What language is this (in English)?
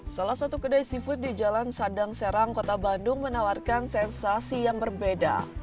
Indonesian